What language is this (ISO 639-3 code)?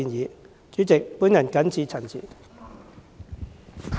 yue